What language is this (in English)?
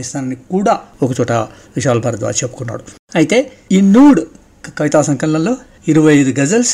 Telugu